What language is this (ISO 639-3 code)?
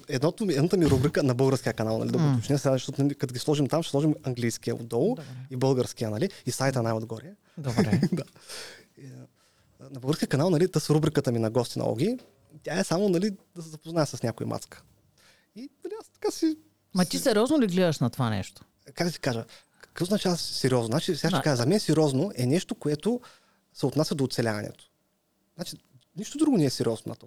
bul